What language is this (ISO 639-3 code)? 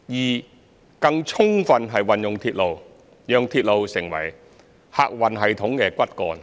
yue